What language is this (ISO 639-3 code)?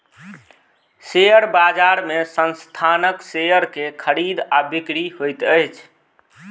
mai